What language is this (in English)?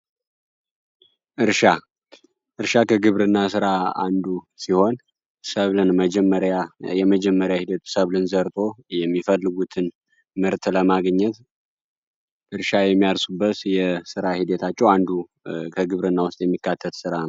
Amharic